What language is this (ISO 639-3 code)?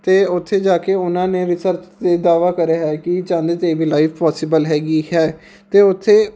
pan